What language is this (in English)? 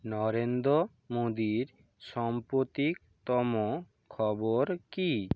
Bangla